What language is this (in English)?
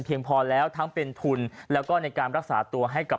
Thai